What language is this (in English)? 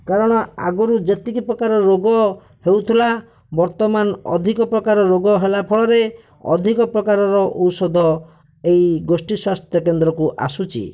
Odia